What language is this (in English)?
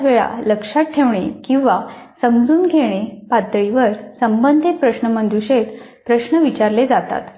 Marathi